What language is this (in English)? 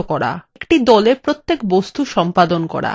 Bangla